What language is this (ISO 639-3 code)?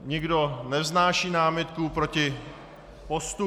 ces